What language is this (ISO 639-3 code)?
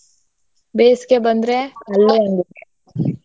kan